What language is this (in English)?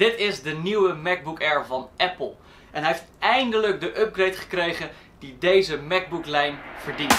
Dutch